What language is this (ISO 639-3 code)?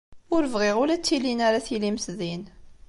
kab